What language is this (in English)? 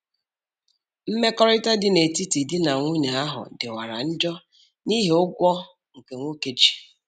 Igbo